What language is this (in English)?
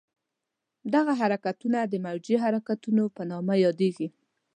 Pashto